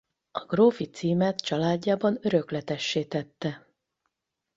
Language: Hungarian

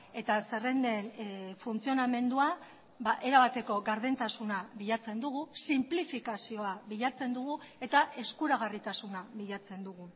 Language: Basque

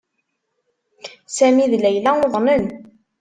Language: Kabyle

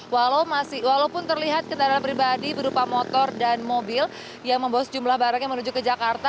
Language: Indonesian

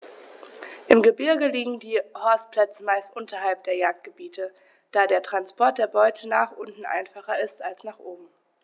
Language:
German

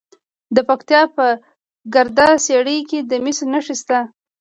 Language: Pashto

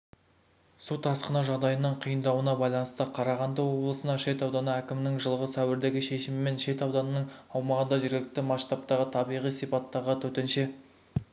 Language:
Kazakh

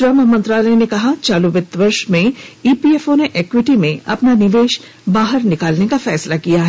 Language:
Hindi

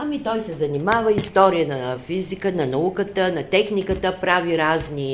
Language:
Bulgarian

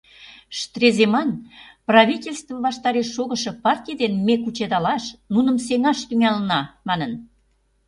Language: Mari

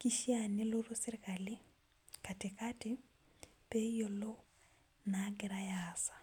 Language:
Masai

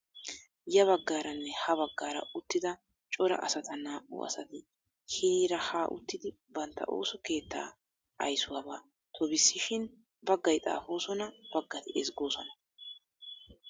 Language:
Wolaytta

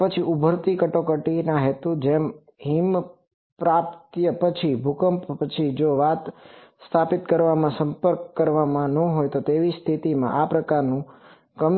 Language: Gujarati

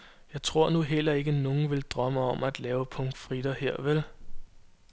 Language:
Danish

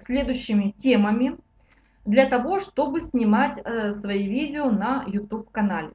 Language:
Russian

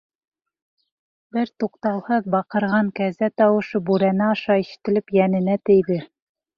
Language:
Bashkir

